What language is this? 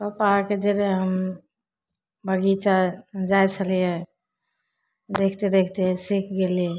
Maithili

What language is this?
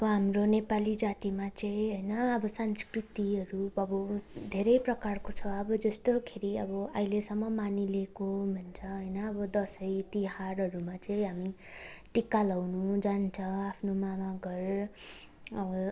Nepali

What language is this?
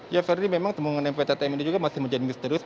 Indonesian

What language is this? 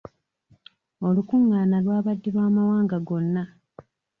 Ganda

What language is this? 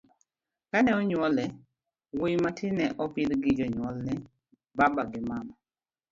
Luo (Kenya and Tanzania)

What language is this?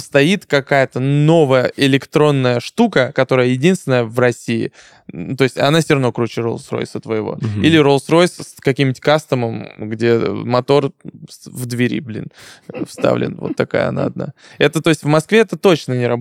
Russian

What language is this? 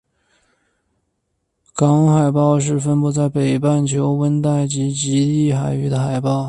Chinese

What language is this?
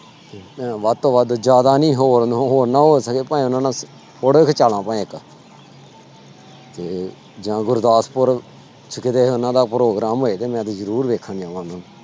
Punjabi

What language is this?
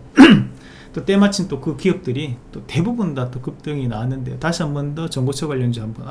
Korean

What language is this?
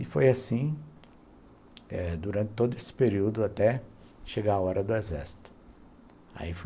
Portuguese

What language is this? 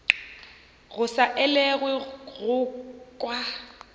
Northern Sotho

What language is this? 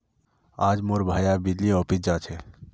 Magahi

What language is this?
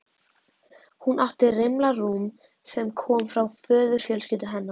Icelandic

